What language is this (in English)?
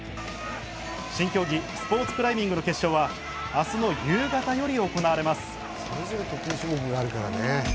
Japanese